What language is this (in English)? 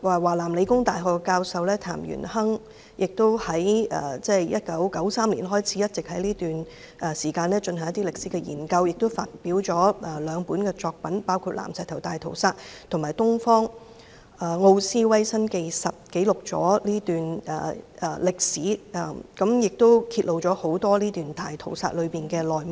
Cantonese